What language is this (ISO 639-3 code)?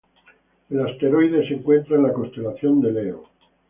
spa